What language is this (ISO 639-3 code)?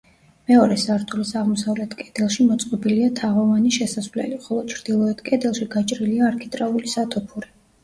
kat